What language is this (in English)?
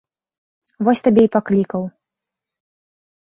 Belarusian